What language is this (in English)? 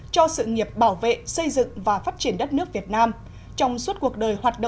Vietnamese